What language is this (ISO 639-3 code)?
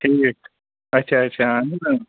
kas